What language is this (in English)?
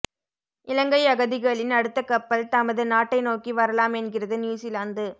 Tamil